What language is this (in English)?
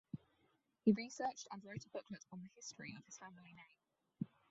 English